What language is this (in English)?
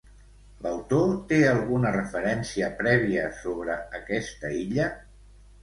Catalan